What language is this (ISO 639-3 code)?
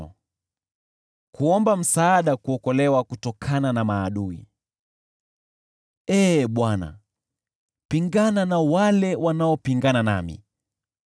swa